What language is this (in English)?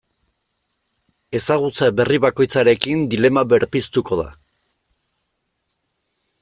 Basque